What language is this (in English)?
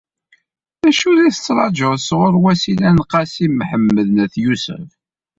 Kabyle